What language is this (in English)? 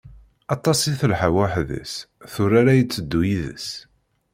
Kabyle